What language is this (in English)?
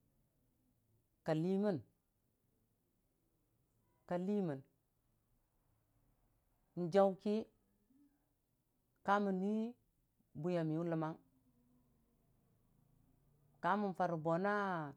Dijim-Bwilim